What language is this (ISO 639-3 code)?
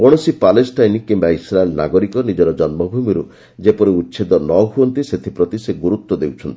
ori